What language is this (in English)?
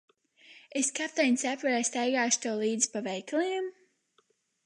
Latvian